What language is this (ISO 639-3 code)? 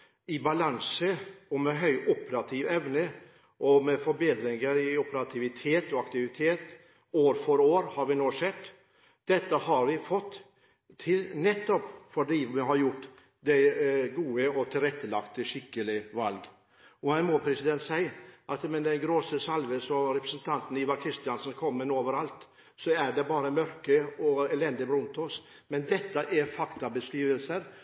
nob